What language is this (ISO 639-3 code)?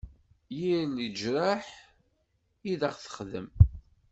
kab